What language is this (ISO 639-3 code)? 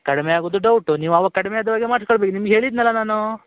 kan